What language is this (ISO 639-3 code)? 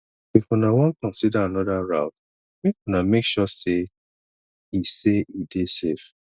pcm